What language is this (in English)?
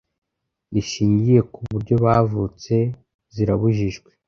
Kinyarwanda